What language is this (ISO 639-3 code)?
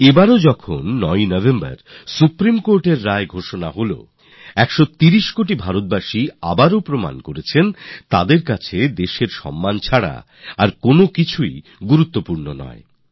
ben